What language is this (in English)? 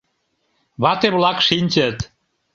Mari